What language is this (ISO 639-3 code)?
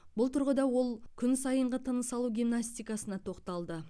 kaz